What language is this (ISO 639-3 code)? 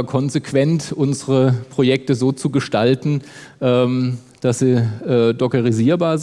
deu